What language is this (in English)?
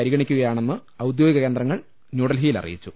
Malayalam